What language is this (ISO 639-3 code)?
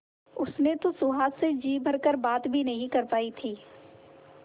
hin